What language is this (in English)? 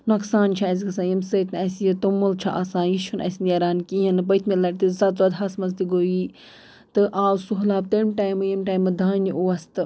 Kashmiri